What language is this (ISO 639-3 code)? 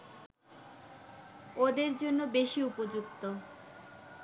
ben